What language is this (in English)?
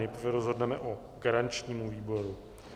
Czech